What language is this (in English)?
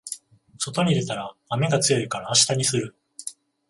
Japanese